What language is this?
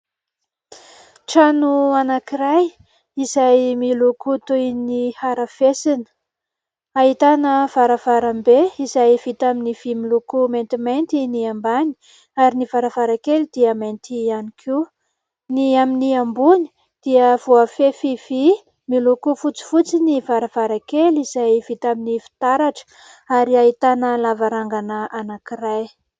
Malagasy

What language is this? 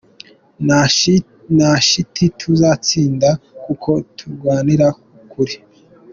Kinyarwanda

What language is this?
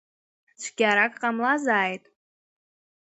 Abkhazian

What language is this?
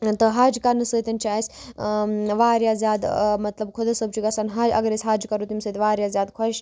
Kashmiri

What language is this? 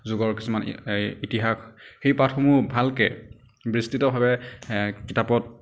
Assamese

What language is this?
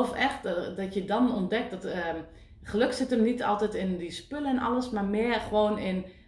Dutch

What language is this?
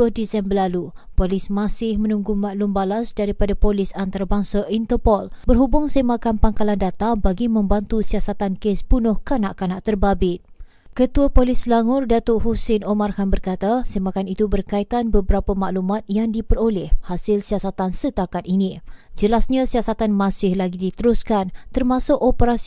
Malay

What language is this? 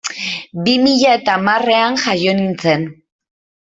Basque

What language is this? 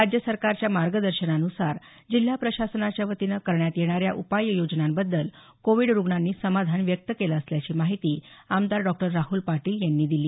Marathi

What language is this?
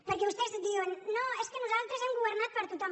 Catalan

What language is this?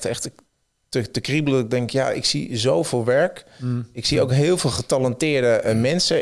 Dutch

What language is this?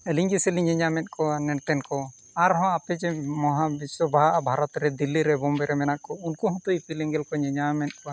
Santali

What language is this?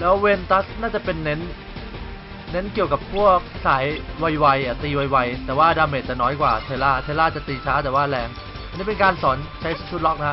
Thai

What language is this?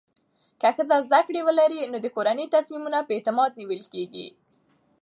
Pashto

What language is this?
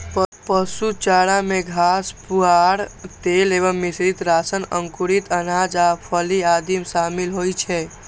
Maithili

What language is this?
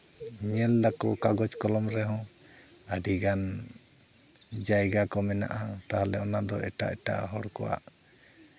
Santali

